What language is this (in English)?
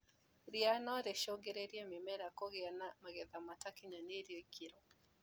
Kikuyu